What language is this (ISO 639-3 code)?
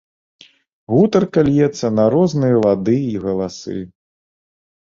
bel